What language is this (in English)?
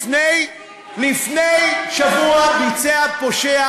Hebrew